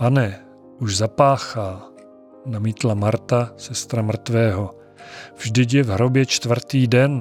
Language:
Czech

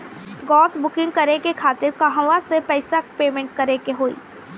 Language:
Bhojpuri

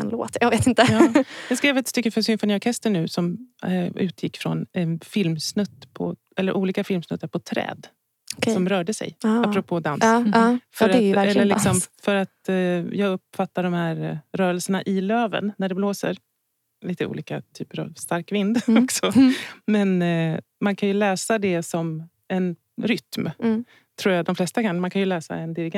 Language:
Swedish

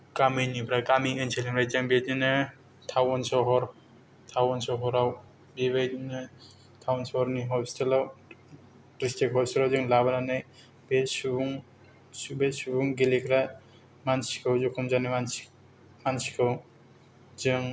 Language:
Bodo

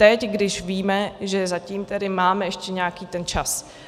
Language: Czech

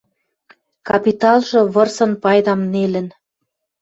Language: Western Mari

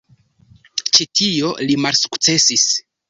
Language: Esperanto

